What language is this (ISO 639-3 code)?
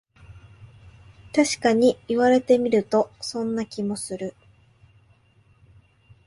jpn